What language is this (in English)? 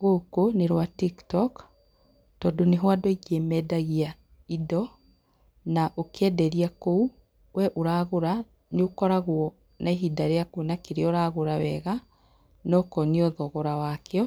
Kikuyu